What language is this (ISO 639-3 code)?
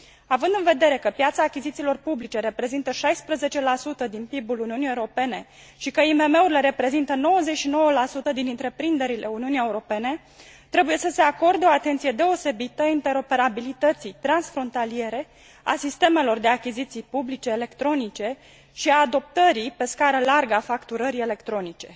ron